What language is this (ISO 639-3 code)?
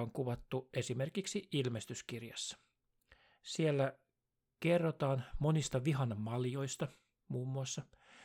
fin